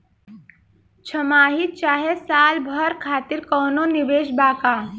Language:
Bhojpuri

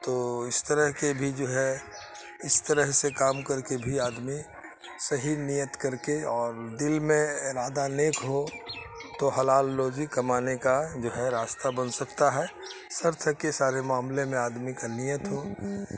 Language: Urdu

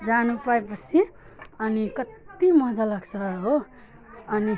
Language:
Nepali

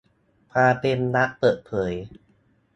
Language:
Thai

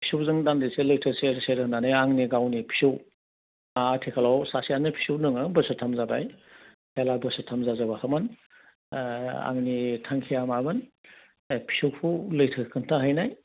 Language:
Bodo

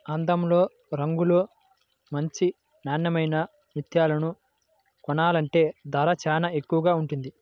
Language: Telugu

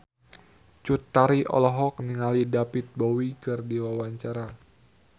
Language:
Sundanese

